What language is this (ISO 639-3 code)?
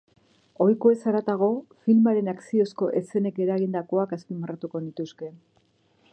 eus